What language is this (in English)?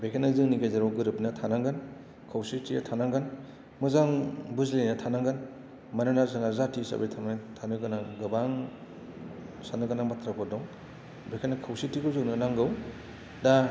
Bodo